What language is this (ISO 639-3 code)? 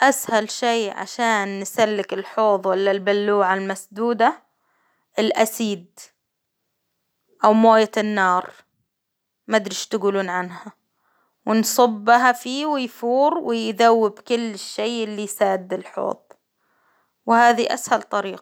acw